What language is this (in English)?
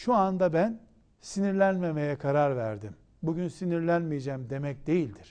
Turkish